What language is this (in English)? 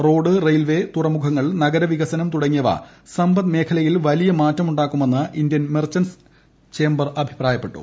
Malayalam